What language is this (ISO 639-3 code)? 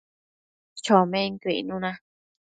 mcf